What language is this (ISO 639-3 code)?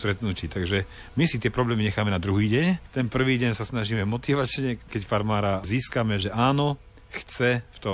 slk